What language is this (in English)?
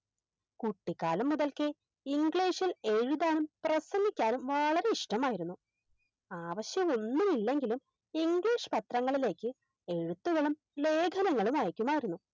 Malayalam